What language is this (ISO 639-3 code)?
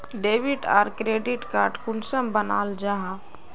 mag